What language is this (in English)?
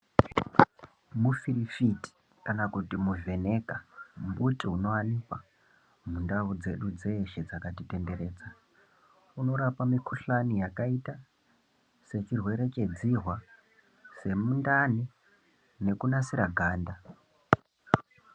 Ndau